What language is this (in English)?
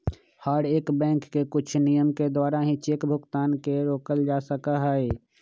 Magahi